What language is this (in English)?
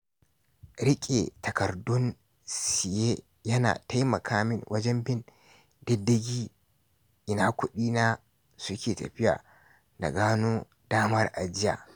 Hausa